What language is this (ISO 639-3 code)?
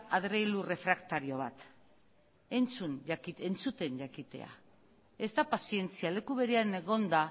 eus